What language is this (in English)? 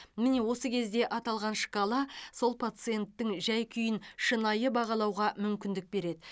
Kazakh